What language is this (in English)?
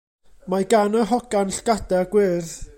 Welsh